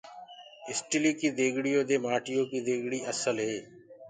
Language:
Gurgula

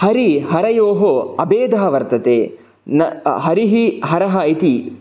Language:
Sanskrit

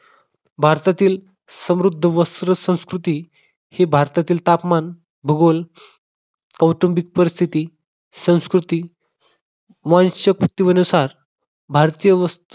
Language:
Marathi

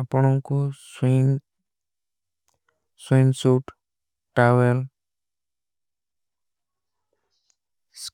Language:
Kui (India)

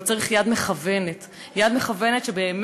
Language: Hebrew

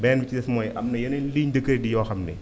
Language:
Wolof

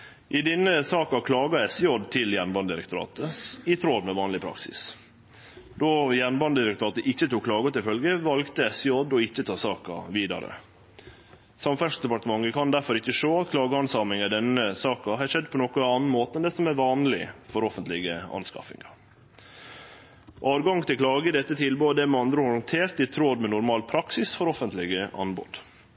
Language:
Norwegian Nynorsk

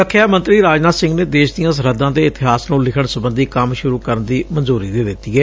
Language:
Punjabi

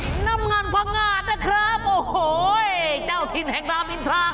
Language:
Thai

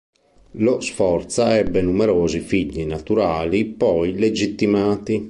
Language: Italian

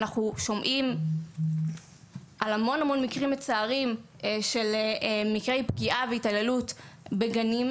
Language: Hebrew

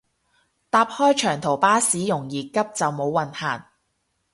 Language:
Cantonese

